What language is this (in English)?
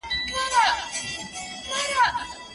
Pashto